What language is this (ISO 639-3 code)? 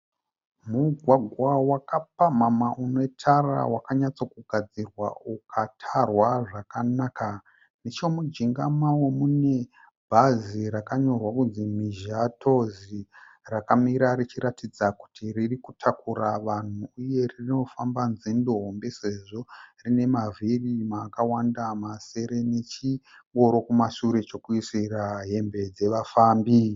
sna